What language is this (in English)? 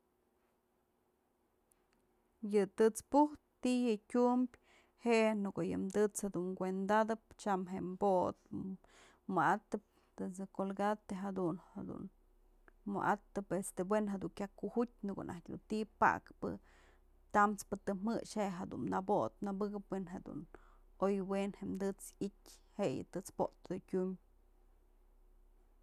Mazatlán Mixe